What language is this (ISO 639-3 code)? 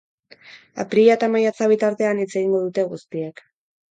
eus